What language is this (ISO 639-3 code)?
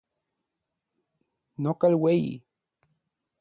nlv